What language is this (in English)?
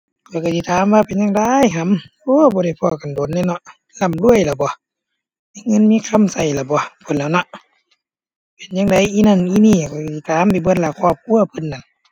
Thai